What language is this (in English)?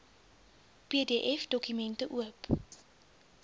Afrikaans